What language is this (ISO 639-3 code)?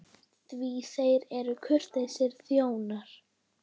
isl